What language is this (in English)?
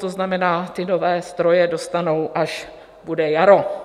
Czech